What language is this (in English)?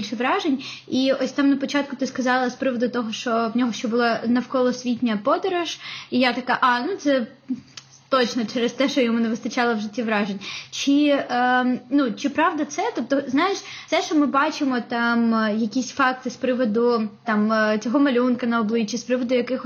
Ukrainian